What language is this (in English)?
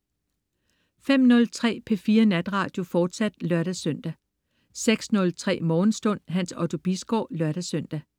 Danish